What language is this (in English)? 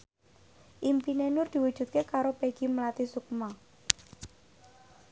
Javanese